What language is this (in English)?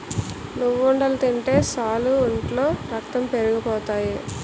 Telugu